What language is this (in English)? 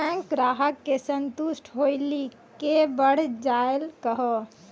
Maithili